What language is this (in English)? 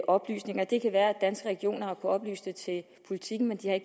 Danish